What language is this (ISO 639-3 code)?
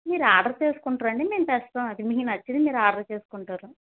tel